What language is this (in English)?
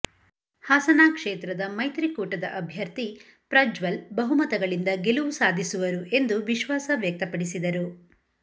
Kannada